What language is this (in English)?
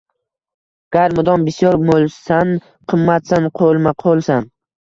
Uzbek